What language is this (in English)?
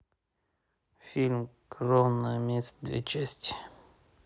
Russian